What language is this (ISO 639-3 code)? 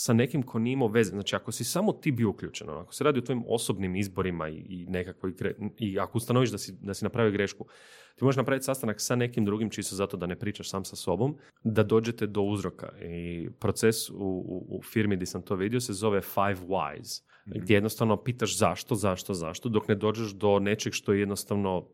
hrv